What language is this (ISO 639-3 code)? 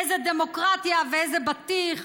heb